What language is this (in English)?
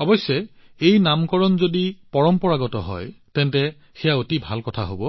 Assamese